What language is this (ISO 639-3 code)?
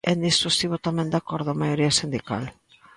glg